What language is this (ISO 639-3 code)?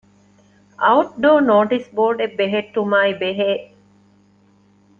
div